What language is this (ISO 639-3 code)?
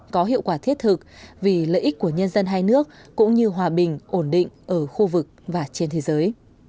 vie